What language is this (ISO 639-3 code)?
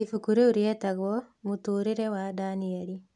kik